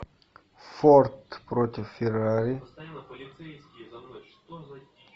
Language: Russian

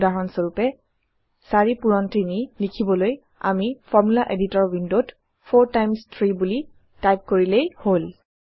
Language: Assamese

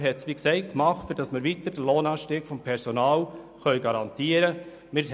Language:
Swiss German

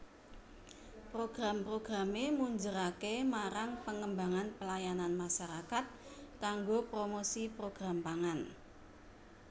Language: Javanese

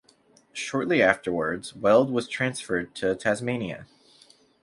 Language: English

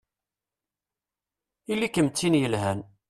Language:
Kabyle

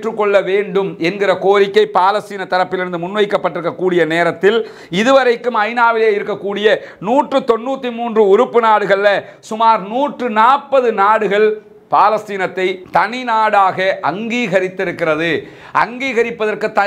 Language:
Romanian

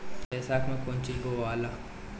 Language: Bhojpuri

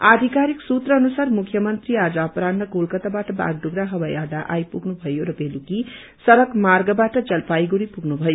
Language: Nepali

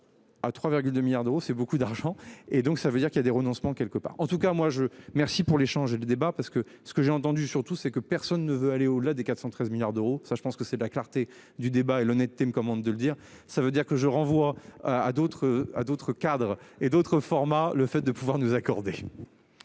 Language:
French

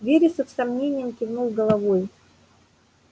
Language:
Russian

